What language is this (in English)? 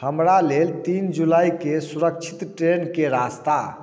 Maithili